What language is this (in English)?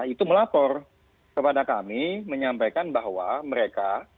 Indonesian